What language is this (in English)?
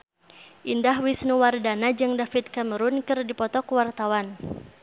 Sundanese